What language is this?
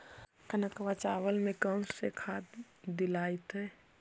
Magahi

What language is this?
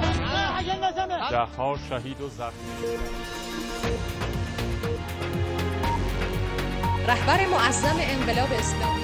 Persian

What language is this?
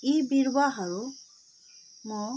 Nepali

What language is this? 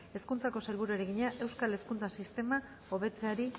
Basque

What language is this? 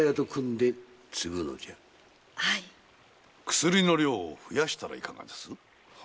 Japanese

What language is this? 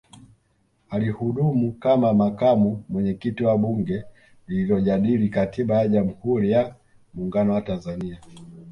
Swahili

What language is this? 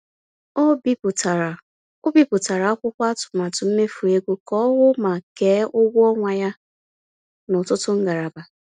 Igbo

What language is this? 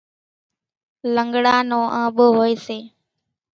Kachi Koli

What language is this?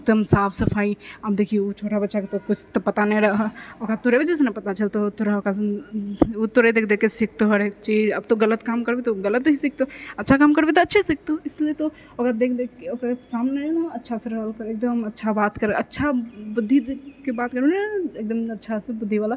Maithili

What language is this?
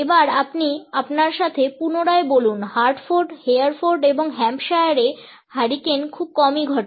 Bangla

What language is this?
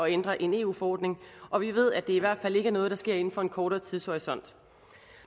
Danish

